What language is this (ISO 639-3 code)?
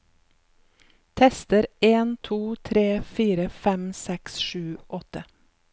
nor